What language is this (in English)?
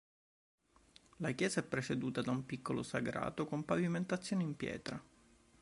Italian